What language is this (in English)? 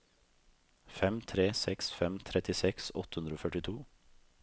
Norwegian